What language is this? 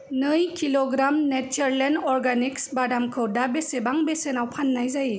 Bodo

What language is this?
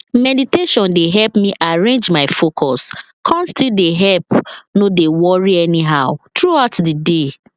Nigerian Pidgin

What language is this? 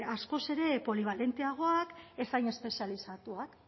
Basque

